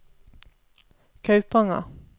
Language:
Norwegian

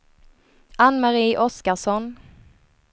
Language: Swedish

